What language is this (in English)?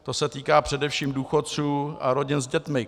Czech